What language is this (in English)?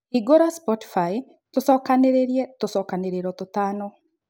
Kikuyu